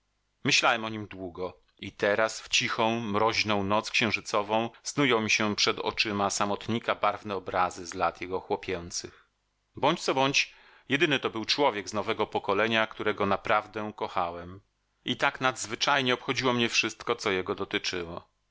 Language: Polish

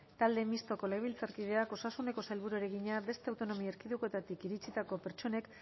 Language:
Basque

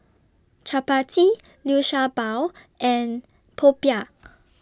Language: English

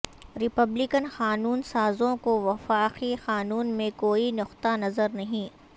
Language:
Urdu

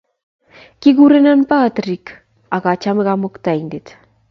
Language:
Kalenjin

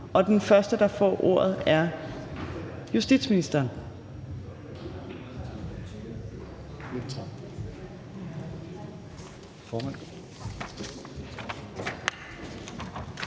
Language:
Danish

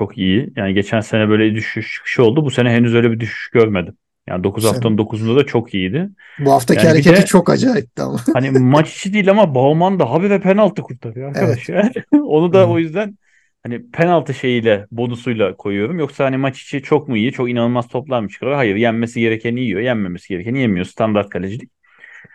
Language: Turkish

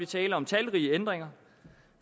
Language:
Danish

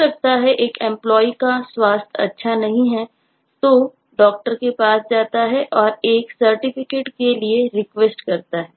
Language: Hindi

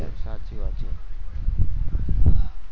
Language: Gujarati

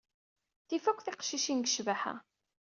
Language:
Kabyle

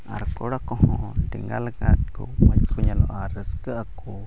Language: Santali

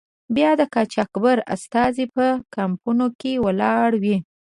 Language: Pashto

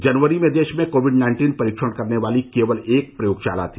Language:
Hindi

